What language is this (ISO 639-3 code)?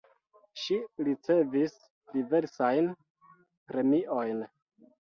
epo